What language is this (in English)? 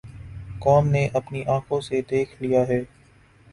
Urdu